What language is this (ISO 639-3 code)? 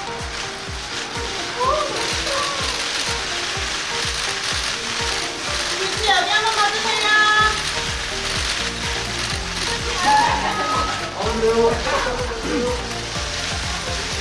kor